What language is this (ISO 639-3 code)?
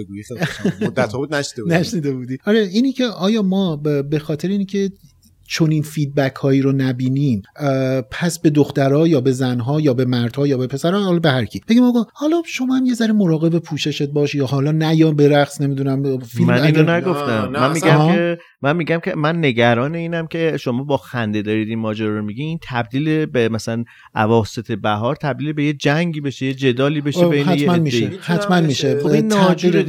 fas